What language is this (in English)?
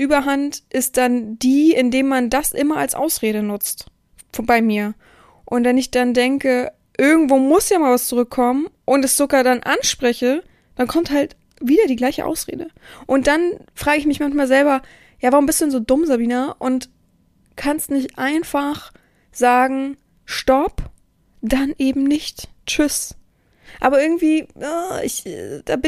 German